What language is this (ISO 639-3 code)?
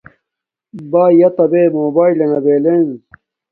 dmk